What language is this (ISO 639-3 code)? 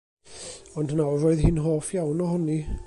cym